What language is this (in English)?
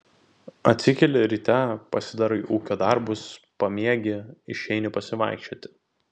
Lithuanian